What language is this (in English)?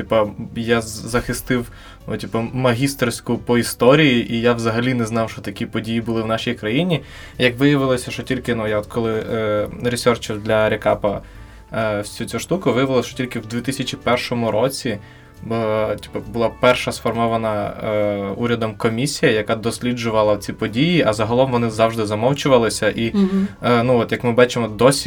Ukrainian